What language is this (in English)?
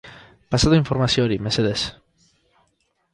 Basque